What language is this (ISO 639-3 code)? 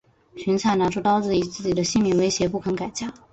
zho